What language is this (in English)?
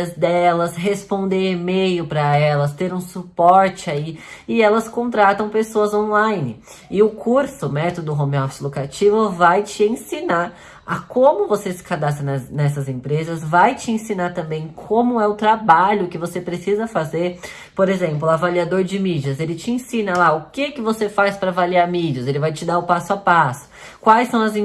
Portuguese